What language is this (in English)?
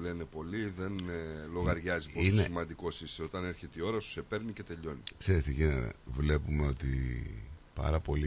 Greek